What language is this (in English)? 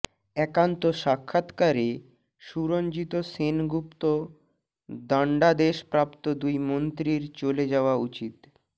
Bangla